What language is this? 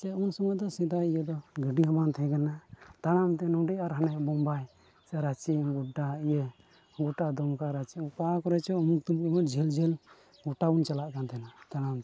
Santali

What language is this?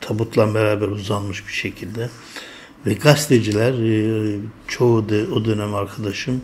Turkish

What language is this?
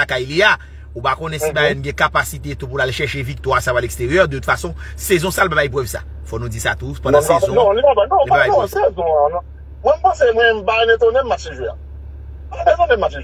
French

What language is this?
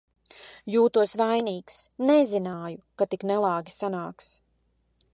Latvian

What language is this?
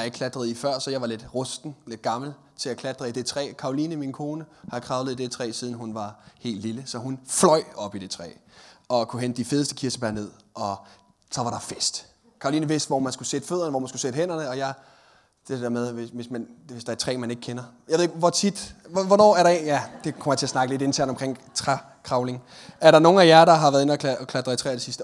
Danish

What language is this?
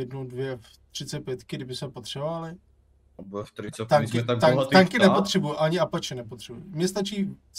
Czech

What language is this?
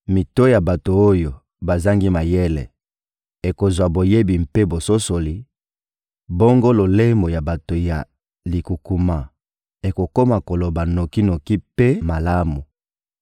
Lingala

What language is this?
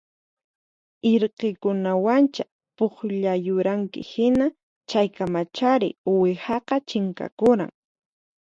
Puno Quechua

